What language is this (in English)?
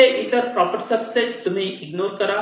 Marathi